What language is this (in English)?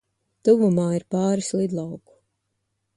Latvian